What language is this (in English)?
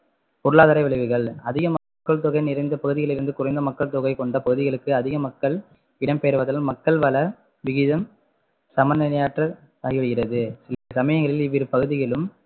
Tamil